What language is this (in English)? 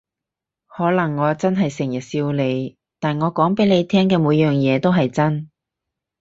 Cantonese